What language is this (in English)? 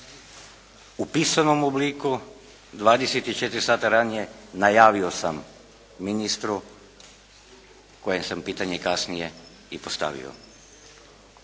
Croatian